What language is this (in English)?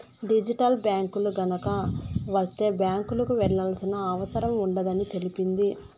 Telugu